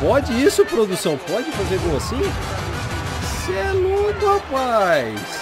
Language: Portuguese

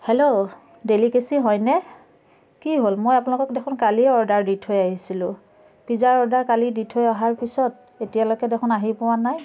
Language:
Assamese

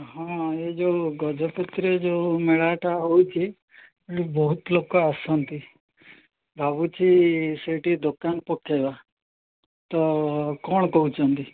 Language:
Odia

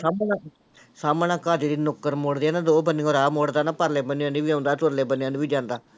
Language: Punjabi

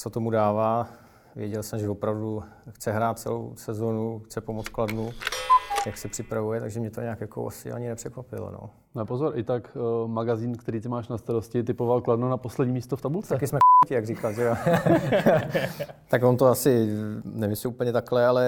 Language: Czech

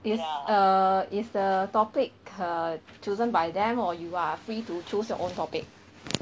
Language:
English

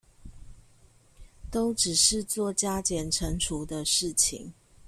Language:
Chinese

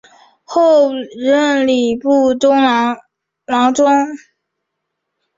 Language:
Chinese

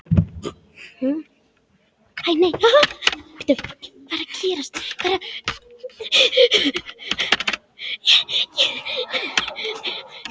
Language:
Icelandic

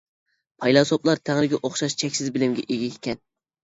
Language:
Uyghur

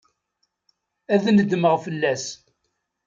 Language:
Kabyle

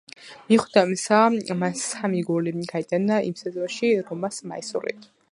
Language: Georgian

